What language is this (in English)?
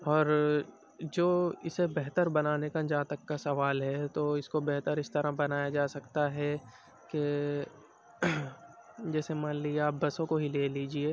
Urdu